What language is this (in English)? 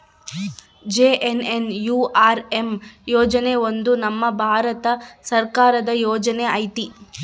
Kannada